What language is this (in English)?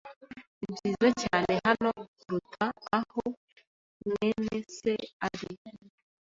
Kinyarwanda